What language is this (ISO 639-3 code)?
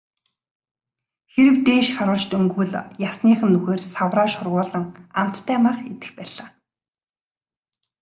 mon